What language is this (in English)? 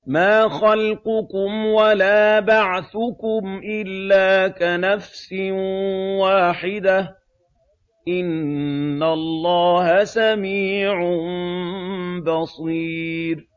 Arabic